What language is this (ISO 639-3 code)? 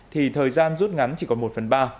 vie